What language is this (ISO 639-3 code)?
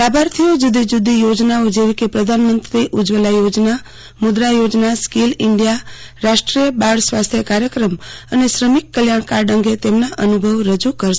guj